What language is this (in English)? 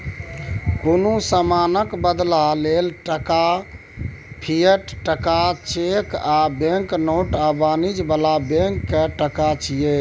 Maithili